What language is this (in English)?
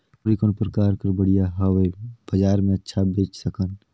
Chhattisgarhi